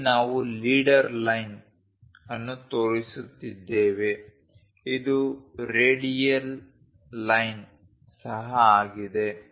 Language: Kannada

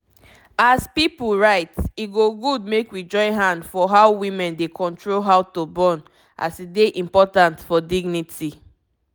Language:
Nigerian Pidgin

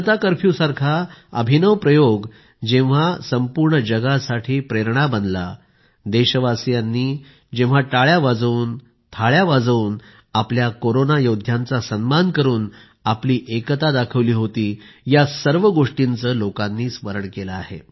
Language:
Marathi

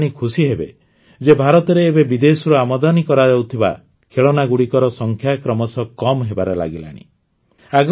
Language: Odia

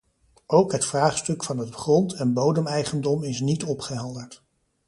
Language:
Dutch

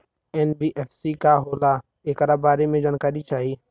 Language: Bhojpuri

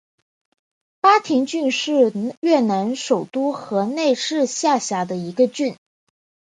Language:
Chinese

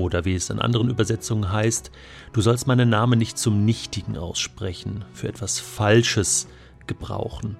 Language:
German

